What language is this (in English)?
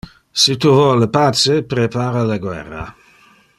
Interlingua